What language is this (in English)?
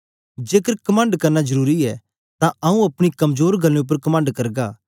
Dogri